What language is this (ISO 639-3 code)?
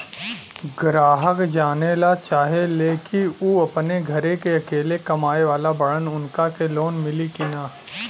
bho